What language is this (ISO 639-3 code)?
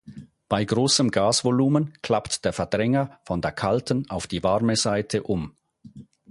deu